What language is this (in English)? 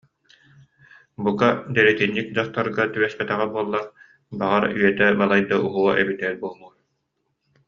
Yakut